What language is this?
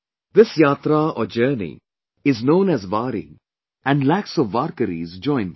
English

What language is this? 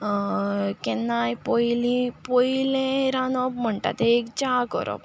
Konkani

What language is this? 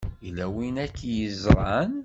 Kabyle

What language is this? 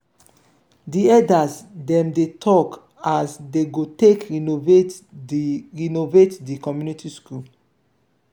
Nigerian Pidgin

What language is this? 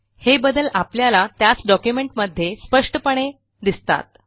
Marathi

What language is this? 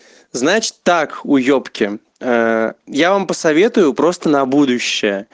Russian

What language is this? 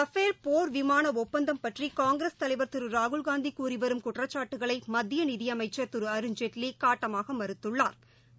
Tamil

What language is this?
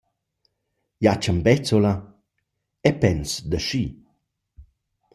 Romansh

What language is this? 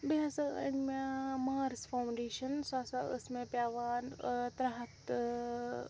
Kashmiri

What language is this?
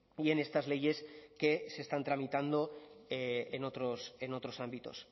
Spanish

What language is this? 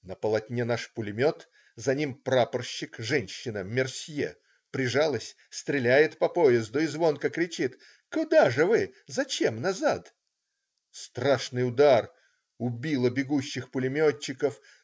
Russian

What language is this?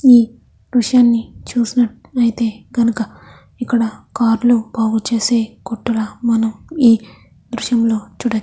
Telugu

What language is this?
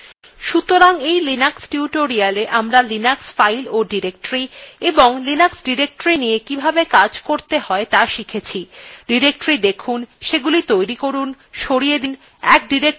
Bangla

